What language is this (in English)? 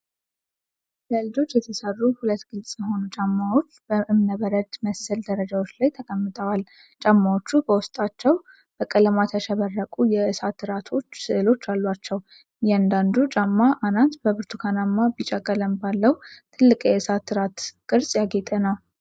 Amharic